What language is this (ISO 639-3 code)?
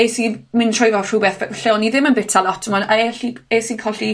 cym